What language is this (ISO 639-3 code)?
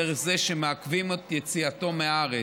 heb